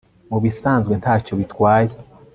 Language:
Kinyarwanda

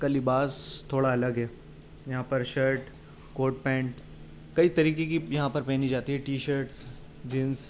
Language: Urdu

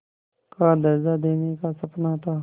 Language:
Hindi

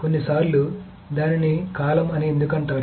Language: Telugu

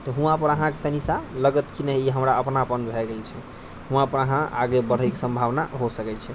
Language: Maithili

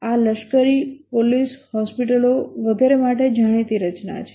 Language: Gujarati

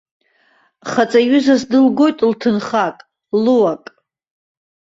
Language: Abkhazian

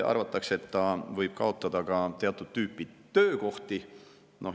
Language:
Estonian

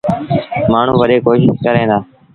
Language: Sindhi Bhil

